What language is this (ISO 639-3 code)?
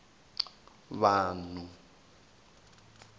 tso